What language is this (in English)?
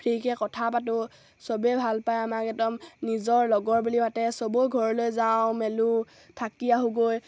Assamese